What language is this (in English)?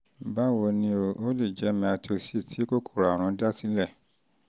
Yoruba